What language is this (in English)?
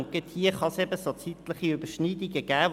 Swiss German